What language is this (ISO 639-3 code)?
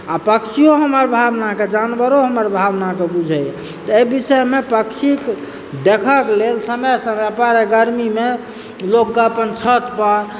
mai